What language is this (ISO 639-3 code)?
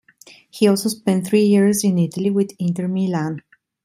eng